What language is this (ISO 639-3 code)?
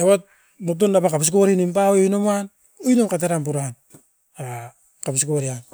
eiv